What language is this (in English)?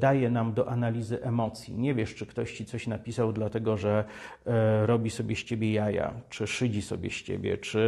Polish